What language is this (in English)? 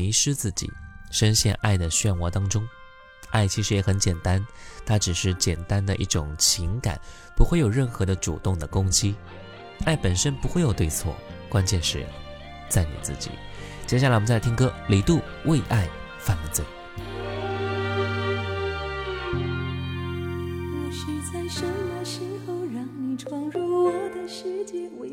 Chinese